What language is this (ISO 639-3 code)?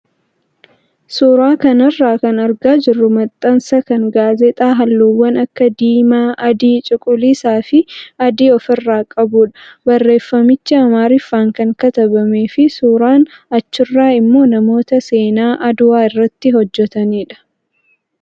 orm